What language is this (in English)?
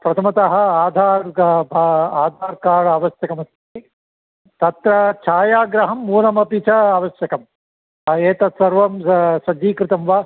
Sanskrit